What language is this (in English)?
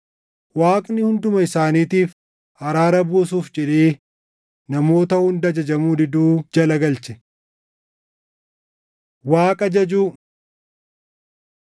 Oromo